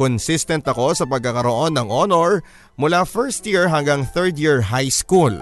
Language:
Filipino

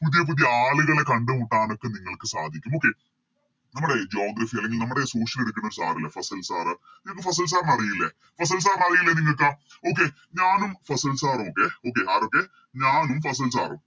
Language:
Malayalam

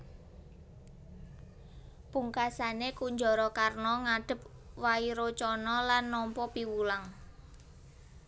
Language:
Javanese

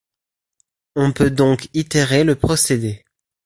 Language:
French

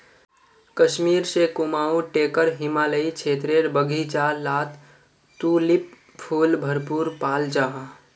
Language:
Magahi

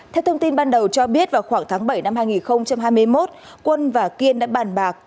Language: Vietnamese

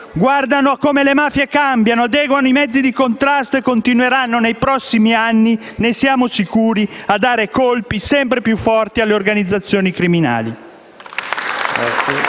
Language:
Italian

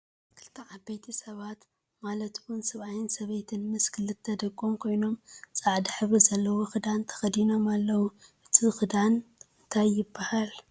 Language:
Tigrinya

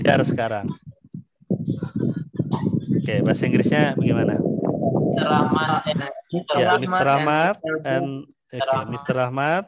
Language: Indonesian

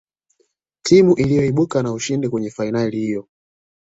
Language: Swahili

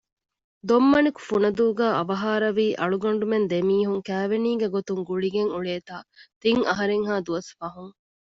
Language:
Divehi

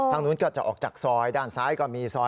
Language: Thai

